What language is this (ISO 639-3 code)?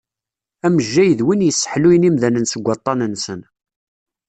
kab